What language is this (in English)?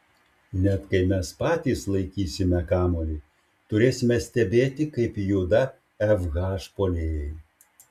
Lithuanian